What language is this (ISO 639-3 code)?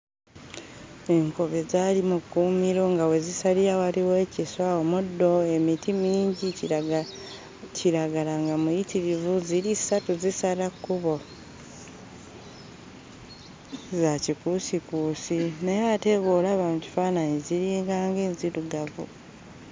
lug